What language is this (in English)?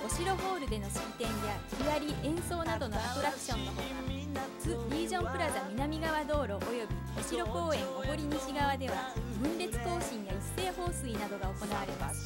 Japanese